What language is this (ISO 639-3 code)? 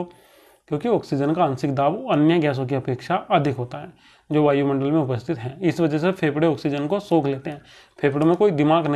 hin